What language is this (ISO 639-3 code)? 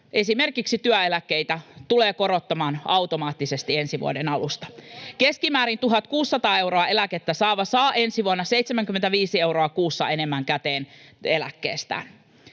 fin